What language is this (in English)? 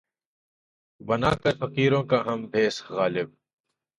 Urdu